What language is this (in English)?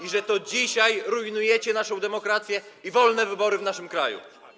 Polish